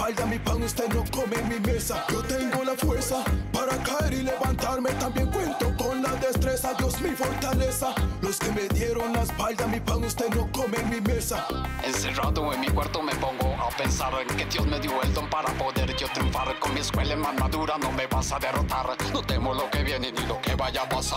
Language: Spanish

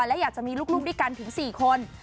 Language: Thai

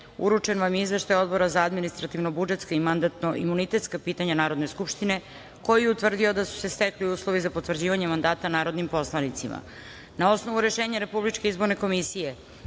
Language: Serbian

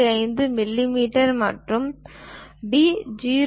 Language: Tamil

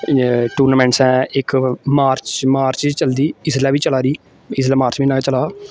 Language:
Dogri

